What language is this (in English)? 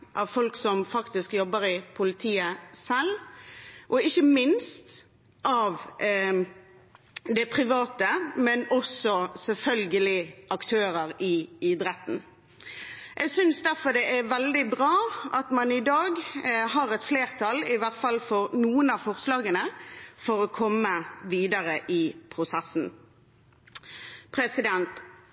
Norwegian Bokmål